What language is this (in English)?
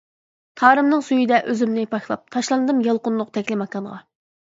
Uyghur